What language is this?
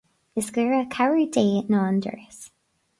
Irish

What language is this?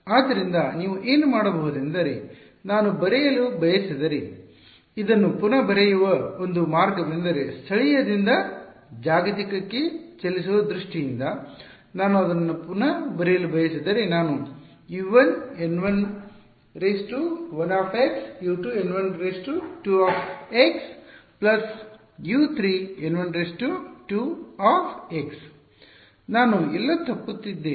Kannada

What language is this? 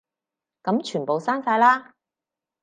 Cantonese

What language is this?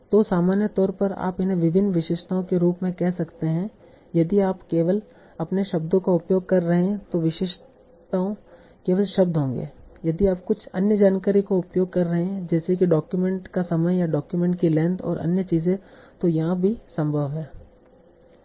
Hindi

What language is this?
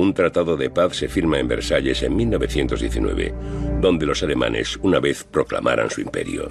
Spanish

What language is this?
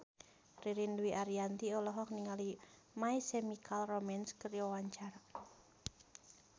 Sundanese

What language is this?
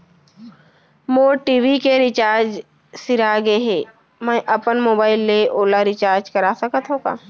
Chhattisgarhi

